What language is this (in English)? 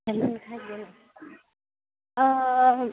Manipuri